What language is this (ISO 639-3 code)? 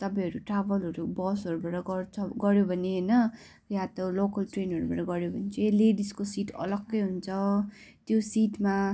nep